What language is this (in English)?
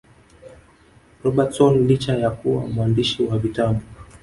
Swahili